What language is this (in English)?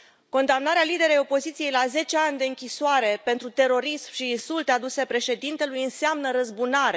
Romanian